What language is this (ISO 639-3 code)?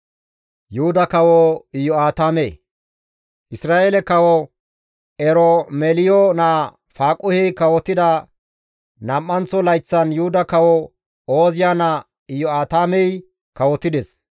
gmv